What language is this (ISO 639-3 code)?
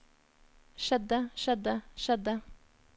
nor